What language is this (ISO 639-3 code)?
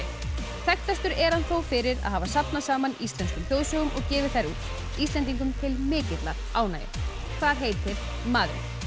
isl